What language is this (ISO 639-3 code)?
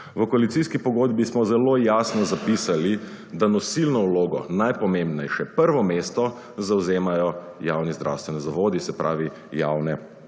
slv